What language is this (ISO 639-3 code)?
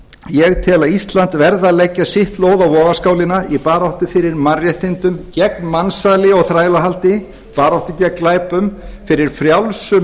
isl